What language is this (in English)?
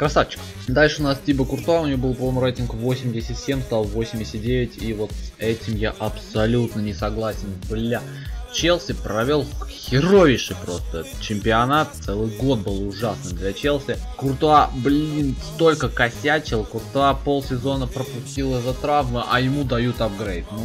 Russian